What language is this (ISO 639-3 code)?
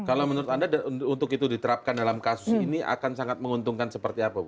ind